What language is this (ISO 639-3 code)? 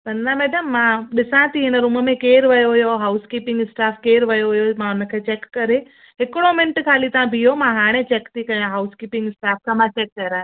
snd